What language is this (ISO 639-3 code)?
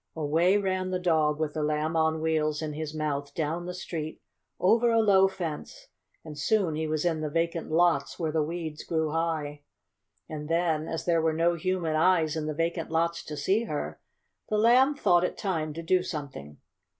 eng